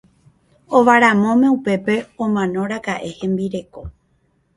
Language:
Guarani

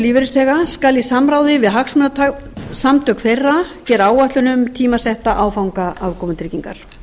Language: Icelandic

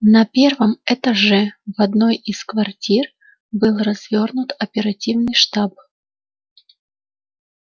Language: Russian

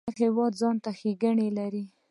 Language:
Pashto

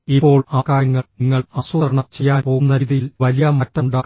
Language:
Malayalam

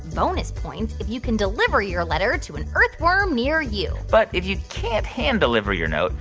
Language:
English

